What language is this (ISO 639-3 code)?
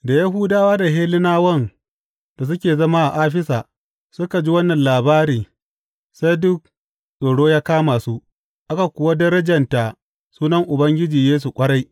hau